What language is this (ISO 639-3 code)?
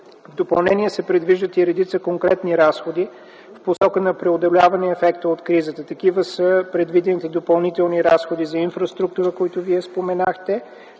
bul